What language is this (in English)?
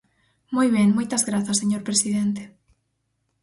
Galician